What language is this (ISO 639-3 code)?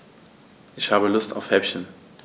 deu